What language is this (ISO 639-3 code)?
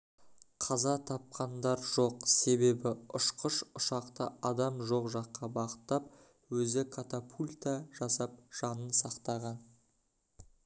kaz